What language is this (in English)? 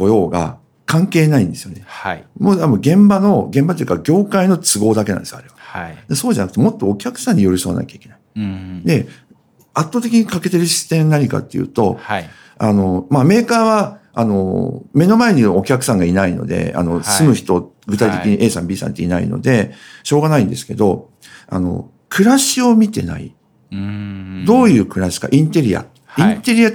Japanese